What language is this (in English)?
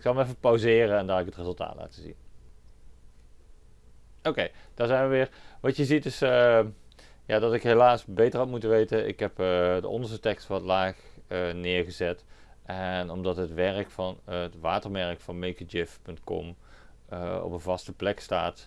Dutch